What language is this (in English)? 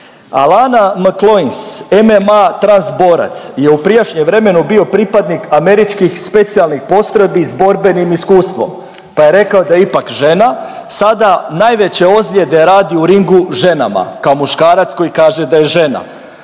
Croatian